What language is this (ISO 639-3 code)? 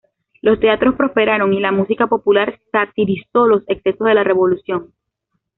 spa